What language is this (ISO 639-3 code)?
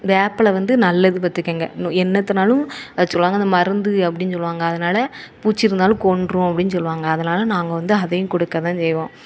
tam